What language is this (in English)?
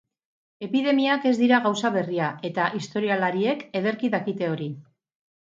Basque